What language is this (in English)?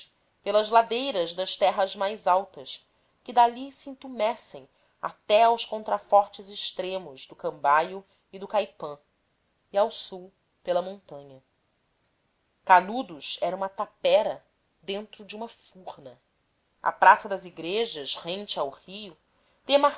Portuguese